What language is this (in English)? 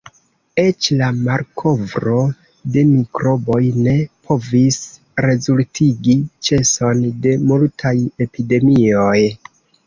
Esperanto